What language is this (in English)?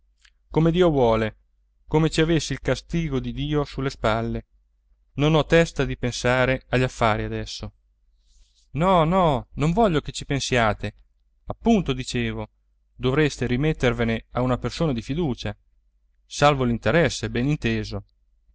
Italian